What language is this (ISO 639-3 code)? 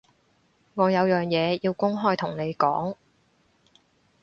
yue